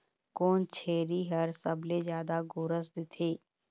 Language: Chhattisgarhi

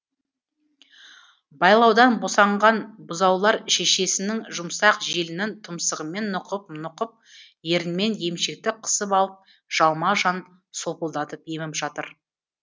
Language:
Kazakh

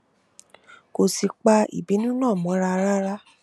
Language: Yoruba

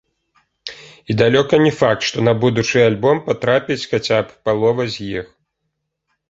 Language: Belarusian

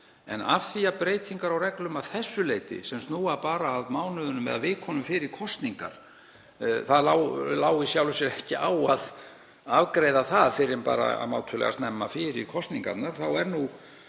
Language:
Icelandic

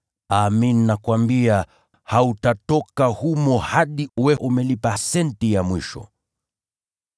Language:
Swahili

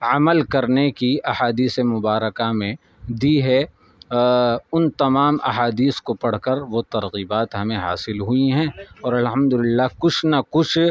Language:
Urdu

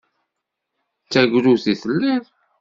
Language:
Kabyle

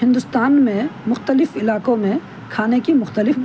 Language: Urdu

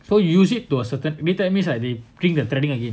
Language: English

